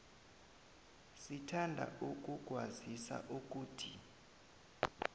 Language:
South Ndebele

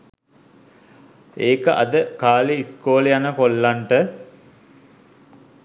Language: Sinhala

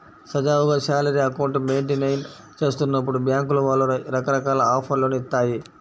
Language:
Telugu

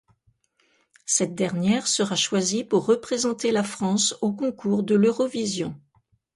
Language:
French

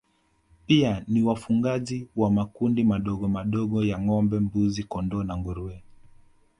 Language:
Swahili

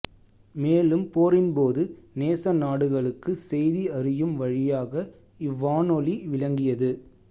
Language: Tamil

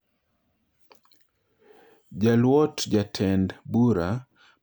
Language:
Luo (Kenya and Tanzania)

